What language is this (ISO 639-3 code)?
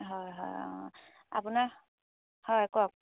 asm